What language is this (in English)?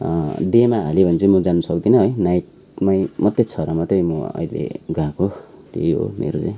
Nepali